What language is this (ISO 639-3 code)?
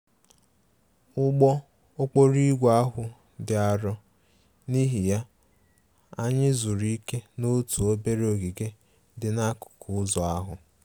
ibo